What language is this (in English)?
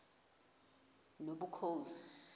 Xhosa